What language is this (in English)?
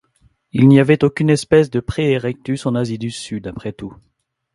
French